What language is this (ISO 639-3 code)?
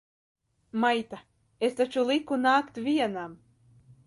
lav